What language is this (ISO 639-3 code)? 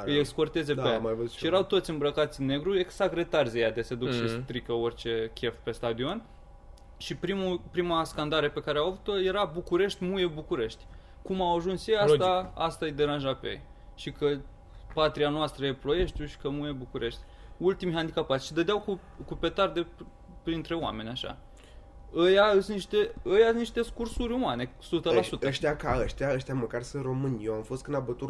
ron